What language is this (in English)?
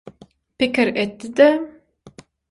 Turkmen